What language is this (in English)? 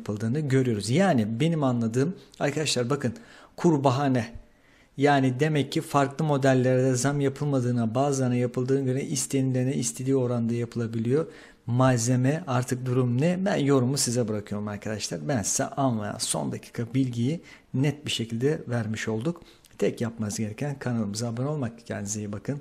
Turkish